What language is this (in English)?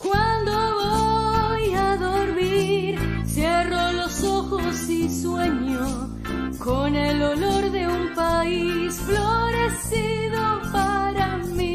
Spanish